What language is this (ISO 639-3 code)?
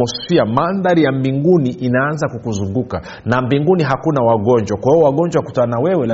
swa